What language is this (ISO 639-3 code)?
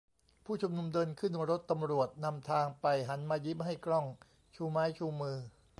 tha